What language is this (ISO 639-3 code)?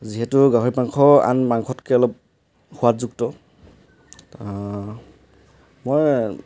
asm